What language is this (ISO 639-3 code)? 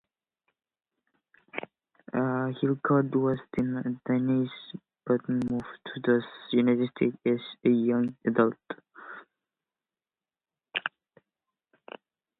eng